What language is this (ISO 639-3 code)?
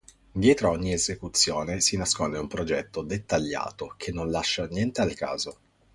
ita